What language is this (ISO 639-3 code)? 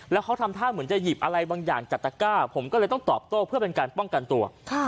tha